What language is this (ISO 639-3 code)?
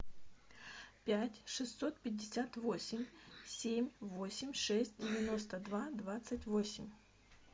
rus